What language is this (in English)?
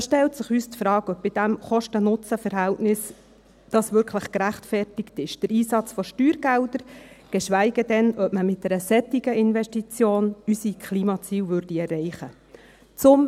Swiss German